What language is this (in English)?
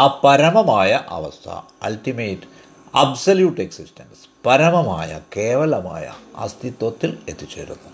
Malayalam